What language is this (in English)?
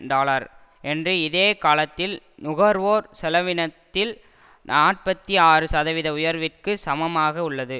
Tamil